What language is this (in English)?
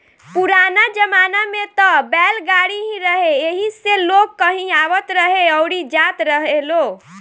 Bhojpuri